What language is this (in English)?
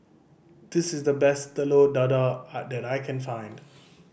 English